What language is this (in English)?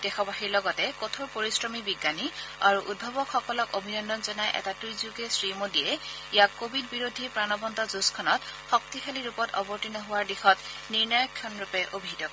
Assamese